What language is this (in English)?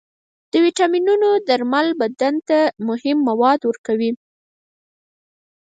Pashto